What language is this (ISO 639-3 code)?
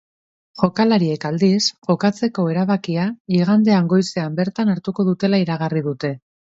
eus